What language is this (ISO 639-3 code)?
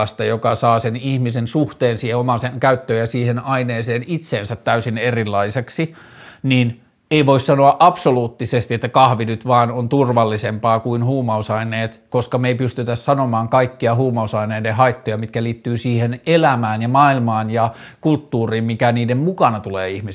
fin